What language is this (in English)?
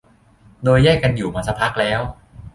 Thai